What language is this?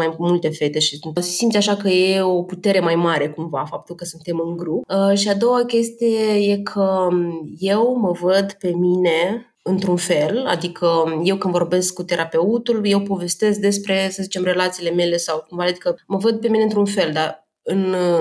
Romanian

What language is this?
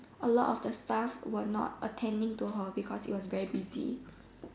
English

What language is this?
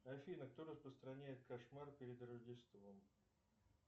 Russian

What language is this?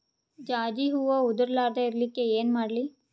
Kannada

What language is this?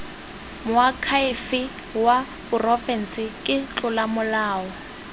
Tswana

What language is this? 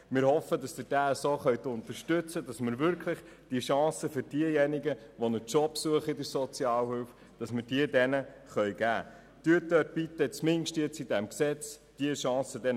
Swiss German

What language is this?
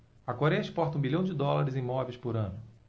Portuguese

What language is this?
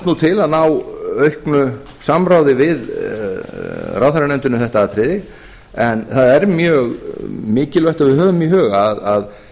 Icelandic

